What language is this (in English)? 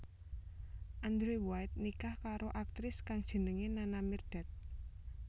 Javanese